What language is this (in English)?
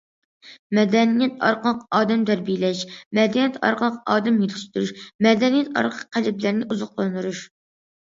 Uyghur